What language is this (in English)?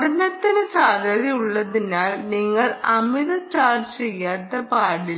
Malayalam